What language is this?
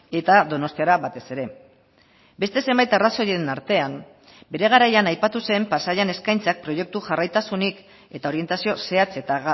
Basque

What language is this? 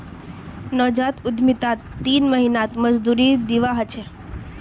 Magahi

